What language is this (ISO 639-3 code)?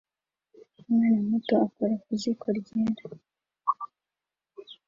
kin